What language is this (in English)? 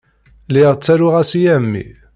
Kabyle